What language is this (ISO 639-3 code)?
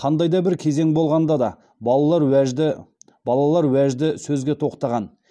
kaz